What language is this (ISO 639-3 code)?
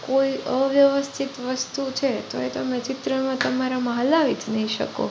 guj